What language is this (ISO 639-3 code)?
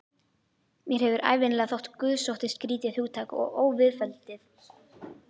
isl